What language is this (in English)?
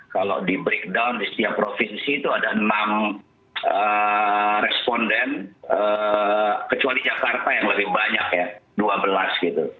Indonesian